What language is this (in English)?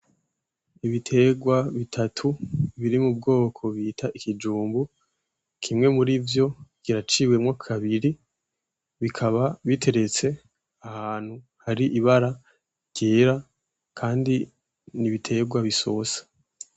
Rundi